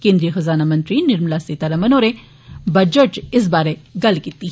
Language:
Dogri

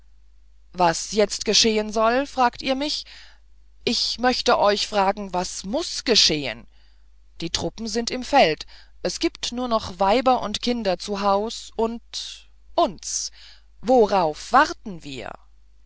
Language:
German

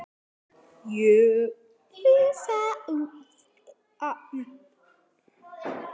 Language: Icelandic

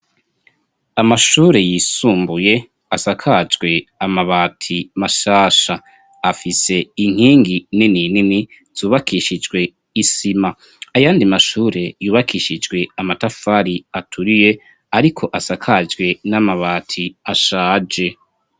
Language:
Rundi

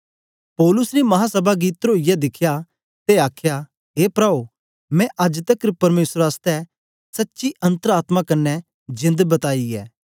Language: Dogri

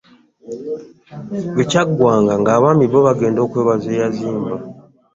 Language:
Ganda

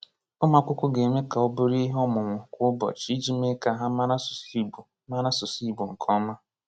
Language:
Igbo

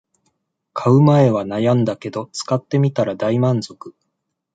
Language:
Japanese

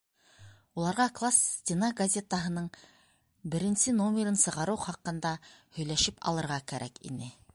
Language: Bashkir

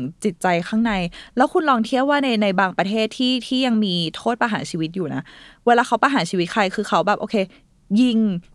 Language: Thai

